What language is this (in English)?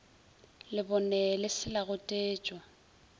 Northern Sotho